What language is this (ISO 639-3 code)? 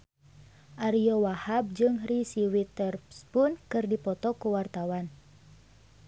sun